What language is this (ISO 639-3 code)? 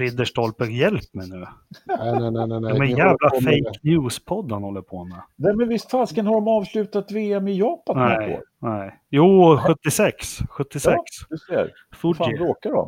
swe